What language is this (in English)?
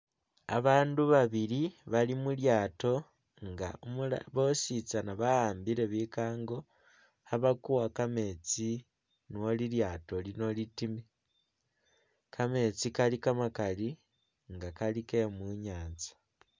Masaaba